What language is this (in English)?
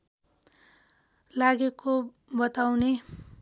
Nepali